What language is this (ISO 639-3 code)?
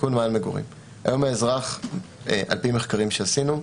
heb